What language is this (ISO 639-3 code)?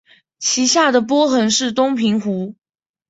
zho